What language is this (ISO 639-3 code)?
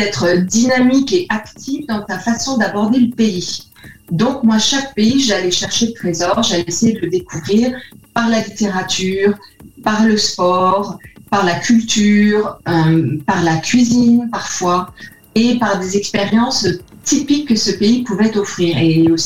fra